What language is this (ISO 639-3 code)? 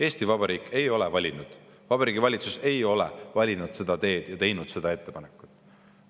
est